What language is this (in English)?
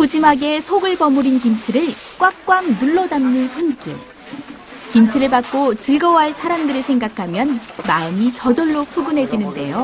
Korean